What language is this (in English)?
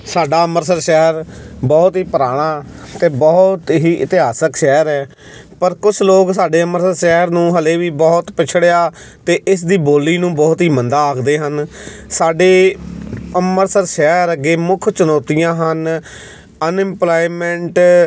Punjabi